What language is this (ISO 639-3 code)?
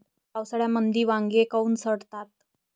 mar